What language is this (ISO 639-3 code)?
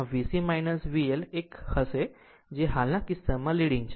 guj